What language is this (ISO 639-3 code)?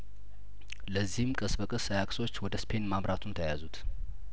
amh